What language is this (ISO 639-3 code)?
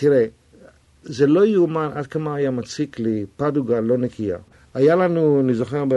heb